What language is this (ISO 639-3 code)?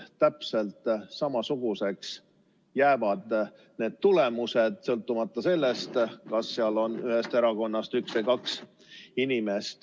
est